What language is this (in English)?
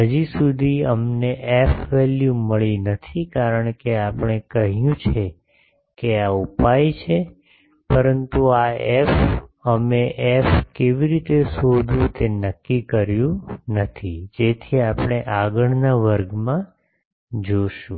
Gujarati